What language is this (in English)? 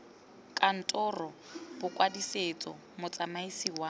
Tswana